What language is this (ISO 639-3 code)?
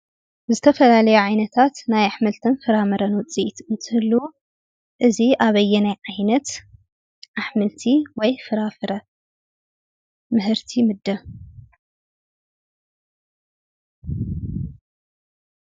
tir